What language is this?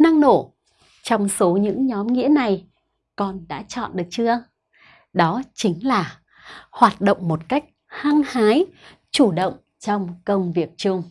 Vietnamese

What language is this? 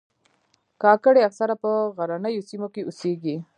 Pashto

